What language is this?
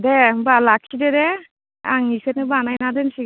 Bodo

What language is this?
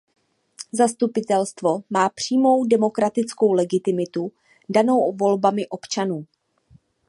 Czech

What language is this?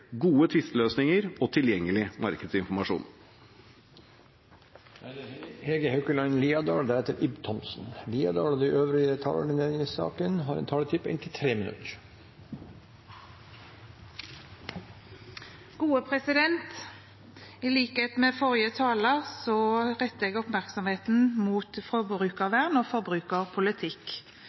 Norwegian Bokmål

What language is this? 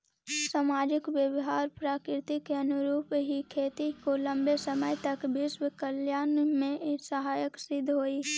Magahi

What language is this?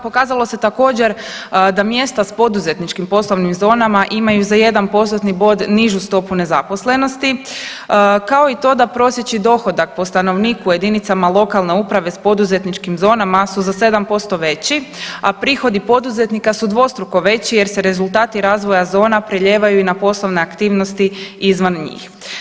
Croatian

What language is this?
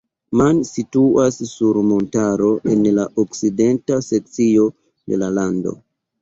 Esperanto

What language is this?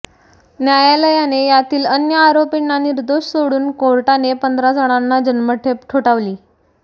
Marathi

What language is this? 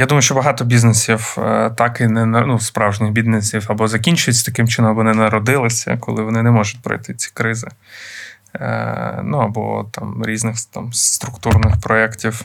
Ukrainian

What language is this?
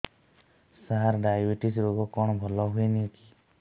Odia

